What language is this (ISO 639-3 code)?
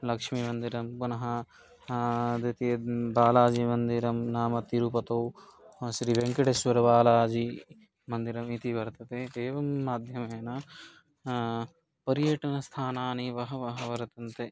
san